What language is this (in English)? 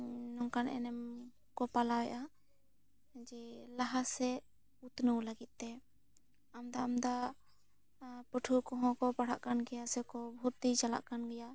Santali